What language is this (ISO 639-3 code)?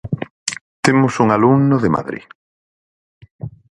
glg